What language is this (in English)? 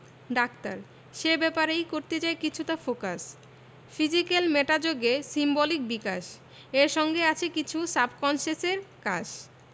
Bangla